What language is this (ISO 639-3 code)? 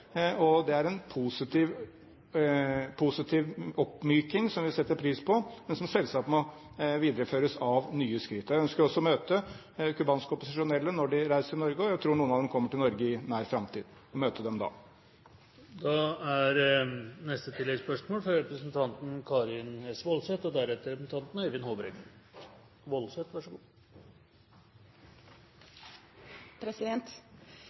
nob